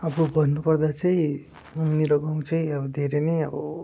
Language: Nepali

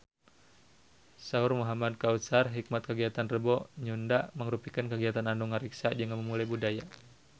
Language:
Sundanese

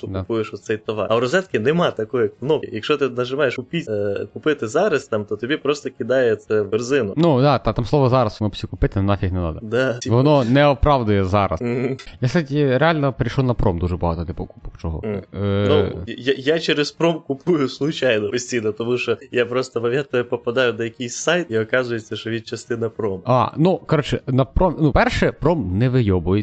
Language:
Ukrainian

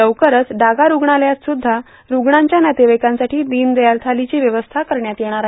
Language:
Marathi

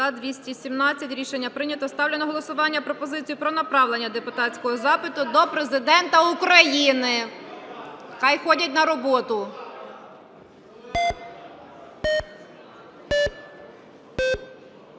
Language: Ukrainian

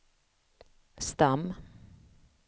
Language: Swedish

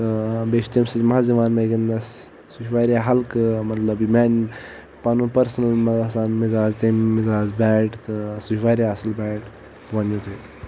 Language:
Kashmiri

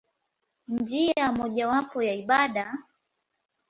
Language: Swahili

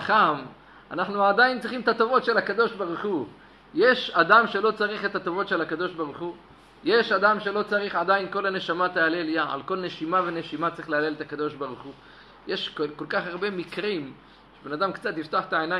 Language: Hebrew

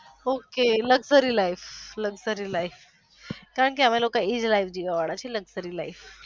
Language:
Gujarati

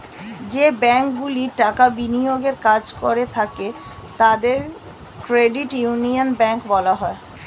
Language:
Bangla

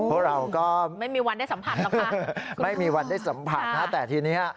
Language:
Thai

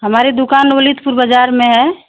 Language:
Hindi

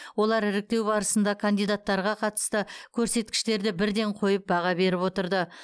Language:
Kazakh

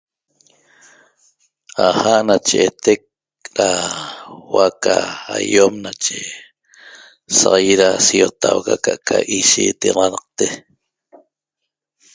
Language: Toba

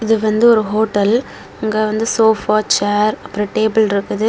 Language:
Tamil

